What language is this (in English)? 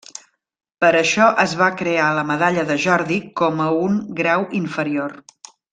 Catalan